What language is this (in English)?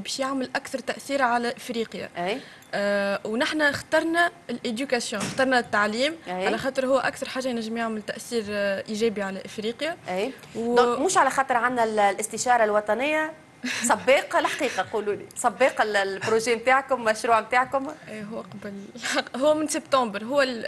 Arabic